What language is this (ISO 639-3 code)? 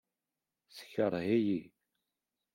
kab